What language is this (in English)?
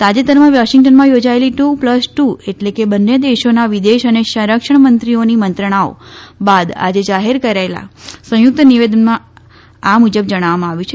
Gujarati